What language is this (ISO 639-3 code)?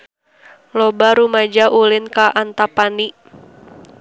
sun